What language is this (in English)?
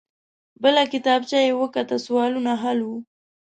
Pashto